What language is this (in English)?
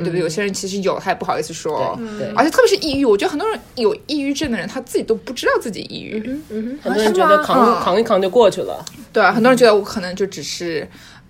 Chinese